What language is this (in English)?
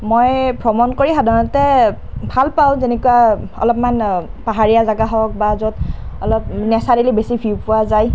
Assamese